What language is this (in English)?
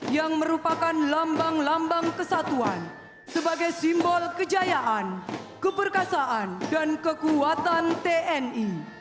Indonesian